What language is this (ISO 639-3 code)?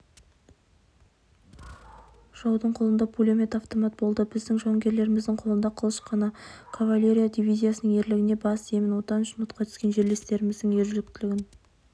kaz